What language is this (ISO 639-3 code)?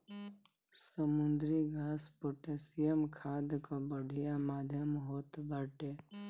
bho